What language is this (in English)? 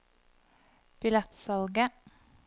Norwegian